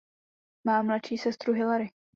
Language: Czech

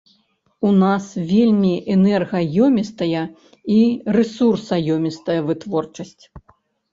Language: Belarusian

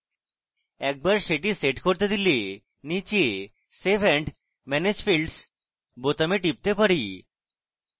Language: Bangla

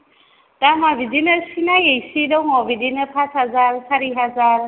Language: Bodo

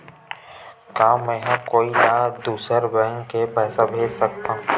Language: Chhattisgarhi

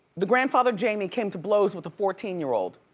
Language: English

